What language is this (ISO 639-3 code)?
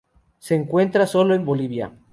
spa